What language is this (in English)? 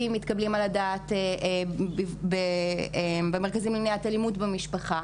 Hebrew